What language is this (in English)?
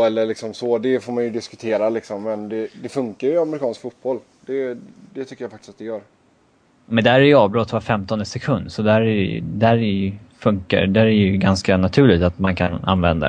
Swedish